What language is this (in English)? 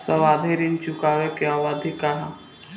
Bhojpuri